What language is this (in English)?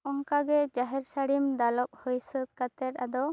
Santali